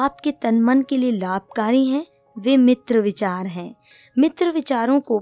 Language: Hindi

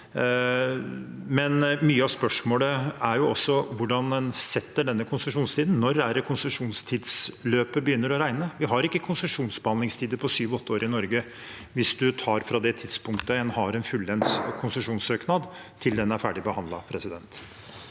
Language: Norwegian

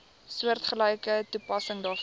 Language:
Afrikaans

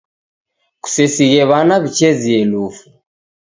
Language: Taita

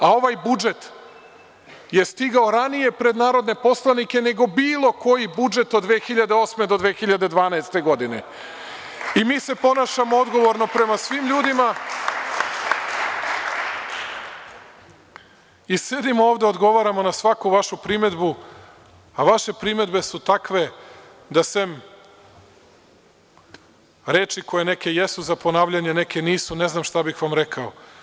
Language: Serbian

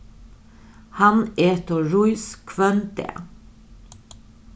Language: Faroese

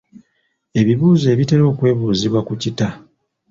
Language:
Ganda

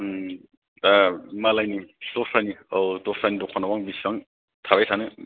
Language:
Bodo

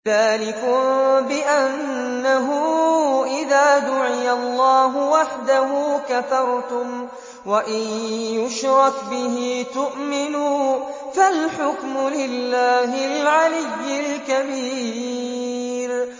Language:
Arabic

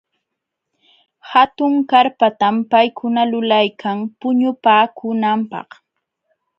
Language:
Jauja Wanca Quechua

